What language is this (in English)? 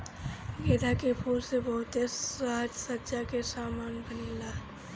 Bhojpuri